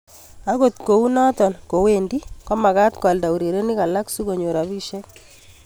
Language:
Kalenjin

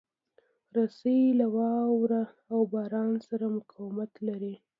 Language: Pashto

